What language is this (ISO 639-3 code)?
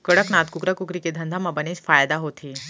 hne